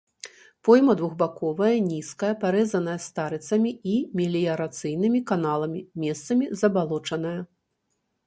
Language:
Belarusian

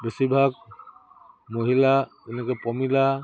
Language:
Assamese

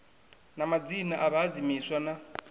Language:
Venda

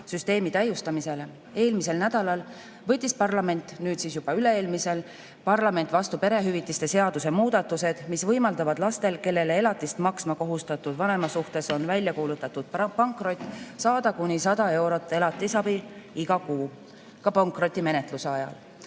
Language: Estonian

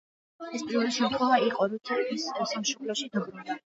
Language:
Georgian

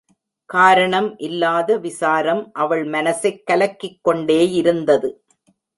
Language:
Tamil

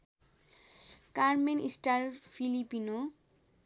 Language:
Nepali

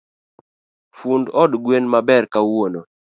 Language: Luo (Kenya and Tanzania)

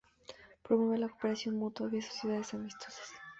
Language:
Spanish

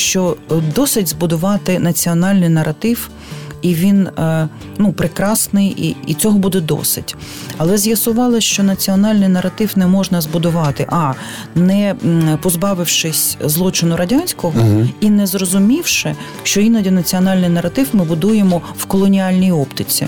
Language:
Ukrainian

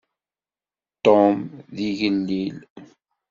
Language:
Kabyle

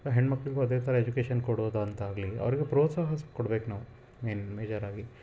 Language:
Kannada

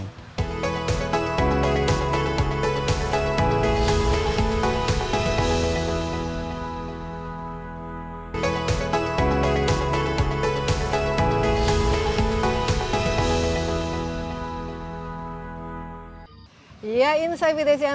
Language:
Indonesian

